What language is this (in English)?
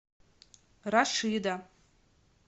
Russian